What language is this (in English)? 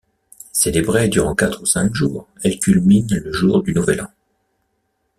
French